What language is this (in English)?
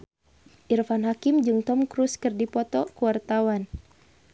Sundanese